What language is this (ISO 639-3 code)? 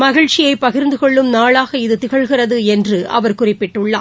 tam